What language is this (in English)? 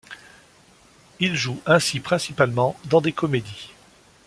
French